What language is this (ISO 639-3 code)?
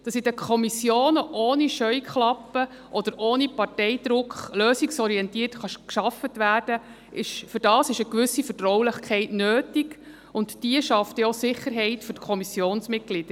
gsw